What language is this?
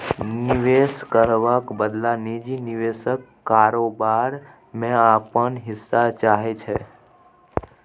Maithili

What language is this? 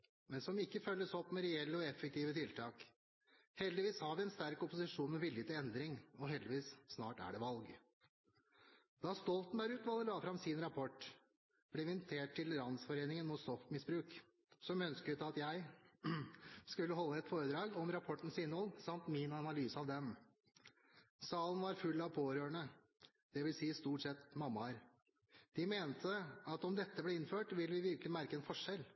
Norwegian Bokmål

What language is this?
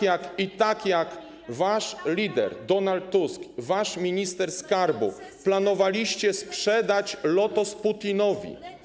Polish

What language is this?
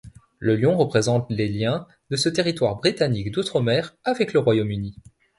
French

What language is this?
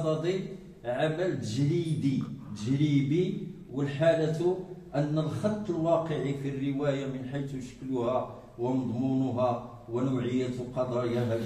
Arabic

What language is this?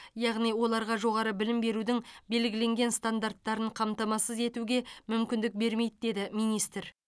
Kazakh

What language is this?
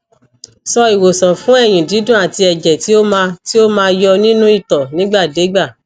Yoruba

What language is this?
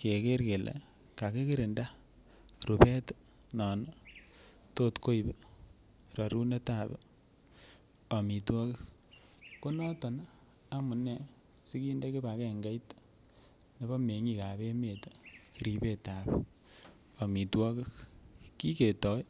Kalenjin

